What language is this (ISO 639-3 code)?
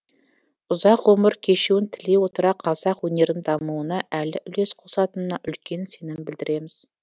kaz